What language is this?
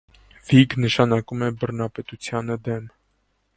Armenian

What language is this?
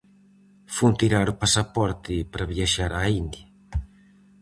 Galician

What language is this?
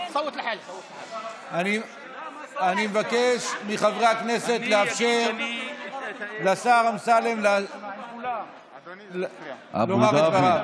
Hebrew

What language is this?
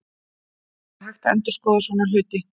Icelandic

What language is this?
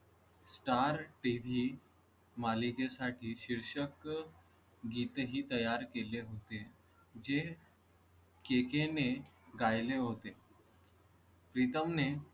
Marathi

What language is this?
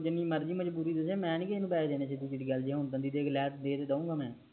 Punjabi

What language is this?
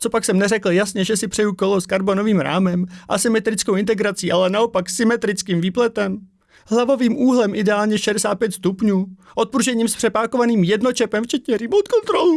Czech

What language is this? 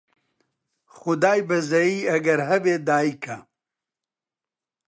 Central Kurdish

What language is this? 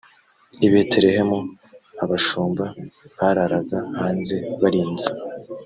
Kinyarwanda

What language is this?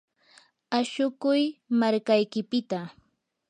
Yanahuanca Pasco Quechua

